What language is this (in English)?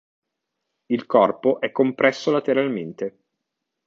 Italian